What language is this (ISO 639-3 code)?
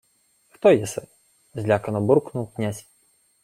ukr